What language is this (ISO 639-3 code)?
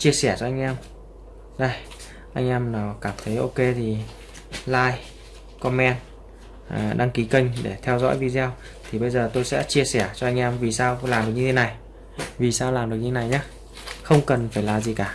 vie